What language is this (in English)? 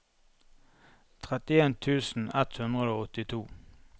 Norwegian